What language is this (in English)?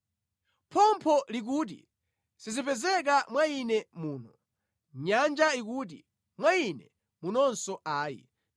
Nyanja